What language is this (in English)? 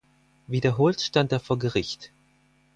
German